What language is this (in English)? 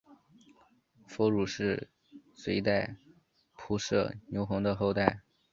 Chinese